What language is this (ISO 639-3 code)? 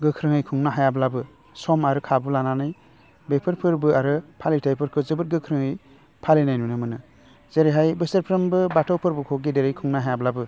brx